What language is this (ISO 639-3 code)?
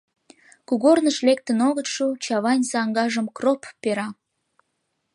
chm